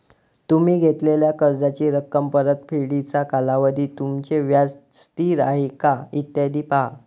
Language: Marathi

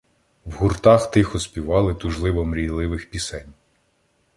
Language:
Ukrainian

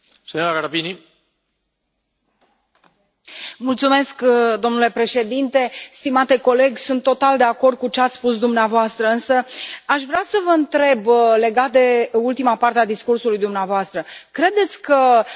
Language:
Romanian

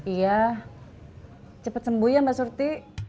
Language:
Indonesian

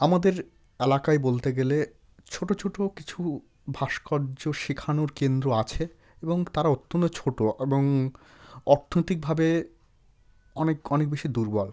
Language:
Bangla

